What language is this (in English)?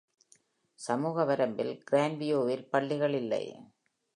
Tamil